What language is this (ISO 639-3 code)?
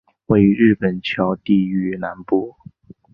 zho